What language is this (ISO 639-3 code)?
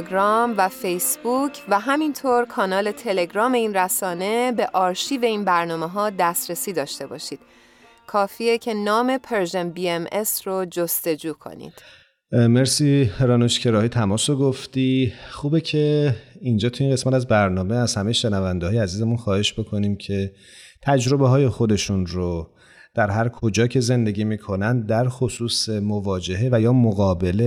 fas